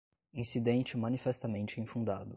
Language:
Portuguese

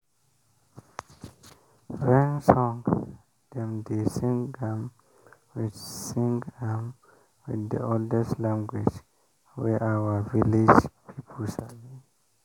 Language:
Nigerian Pidgin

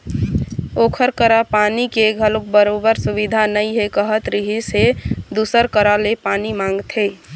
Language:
Chhattisgarhi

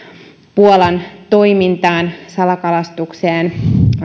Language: Finnish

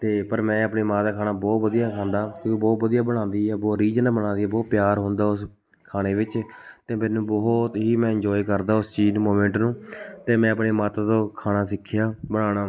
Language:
Punjabi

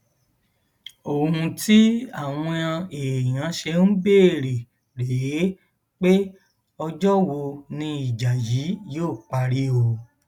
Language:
Yoruba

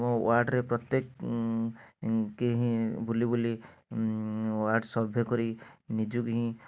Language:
Odia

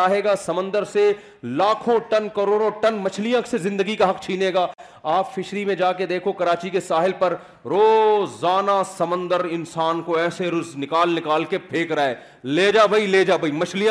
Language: Urdu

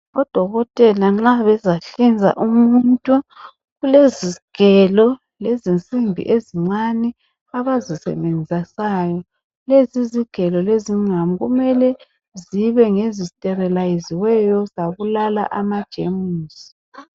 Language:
North Ndebele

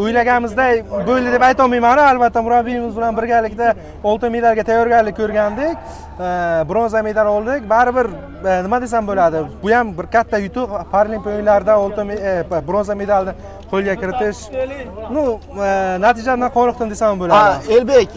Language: Turkish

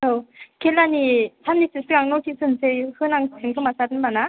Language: Bodo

